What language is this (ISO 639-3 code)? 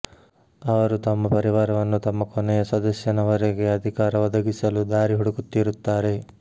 kan